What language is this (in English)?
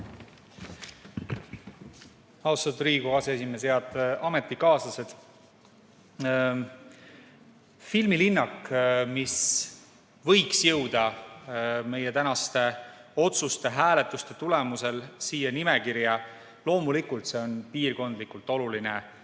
Estonian